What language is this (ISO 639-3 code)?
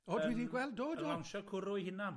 cym